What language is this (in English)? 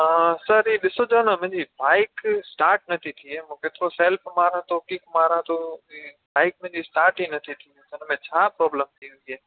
Sindhi